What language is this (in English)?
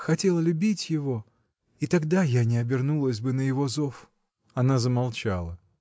Russian